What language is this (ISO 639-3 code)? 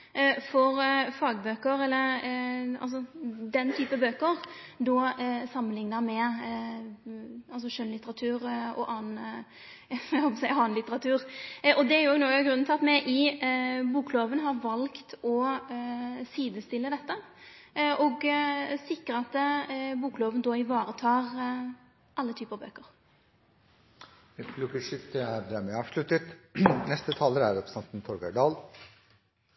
nor